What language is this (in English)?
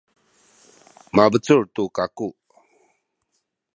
Sakizaya